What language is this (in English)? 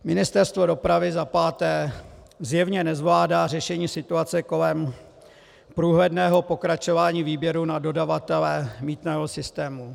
Czech